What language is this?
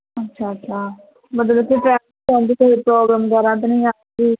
Punjabi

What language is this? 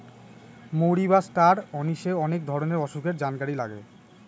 Bangla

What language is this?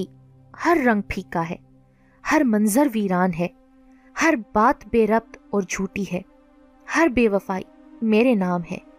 Urdu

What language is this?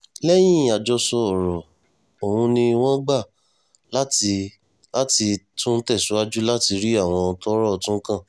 Yoruba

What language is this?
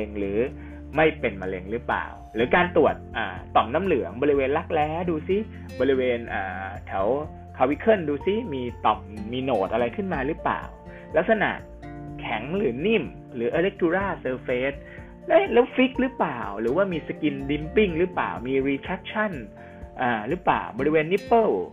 Thai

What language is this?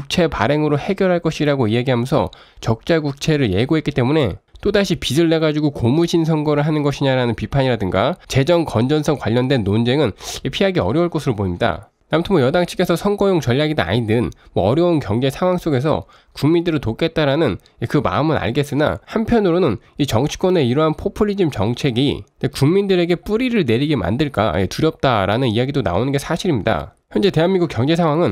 Korean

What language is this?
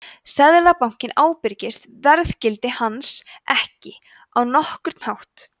Icelandic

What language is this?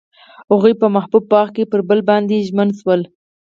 Pashto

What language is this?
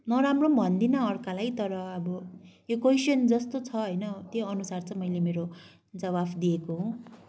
Nepali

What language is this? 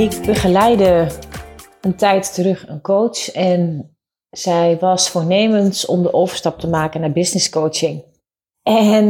Dutch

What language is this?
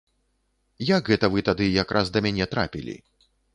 Belarusian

